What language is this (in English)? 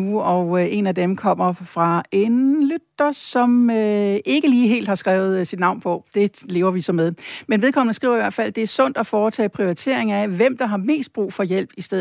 Danish